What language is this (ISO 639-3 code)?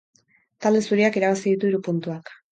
eus